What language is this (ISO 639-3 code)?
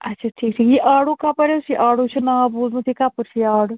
kas